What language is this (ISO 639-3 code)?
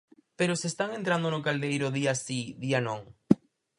glg